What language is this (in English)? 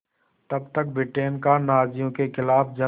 Hindi